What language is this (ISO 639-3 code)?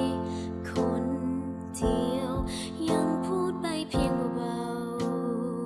tha